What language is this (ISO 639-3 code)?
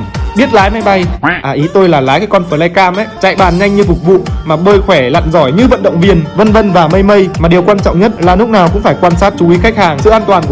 vie